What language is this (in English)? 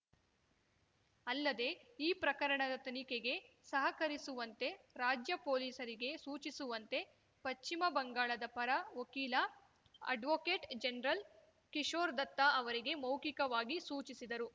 Kannada